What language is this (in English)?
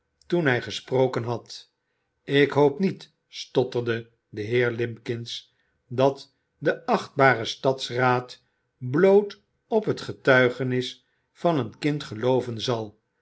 Dutch